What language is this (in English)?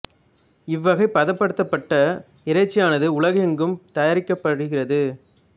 Tamil